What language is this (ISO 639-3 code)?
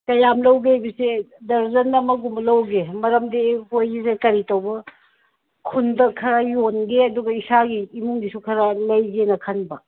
mni